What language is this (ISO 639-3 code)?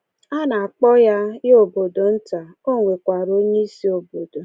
ibo